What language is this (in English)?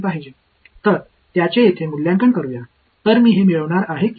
Tamil